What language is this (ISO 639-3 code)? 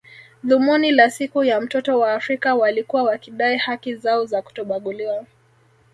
swa